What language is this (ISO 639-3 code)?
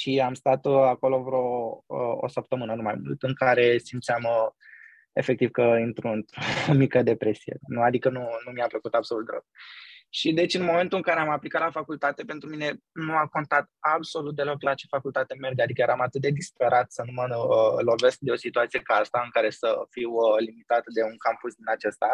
ron